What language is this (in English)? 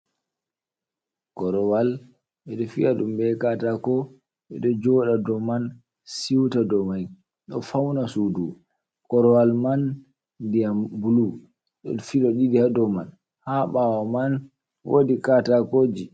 Fula